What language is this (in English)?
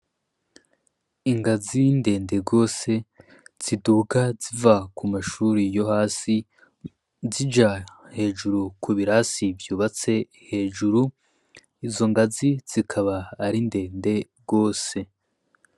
Rundi